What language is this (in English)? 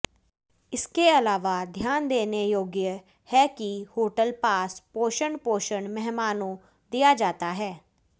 Hindi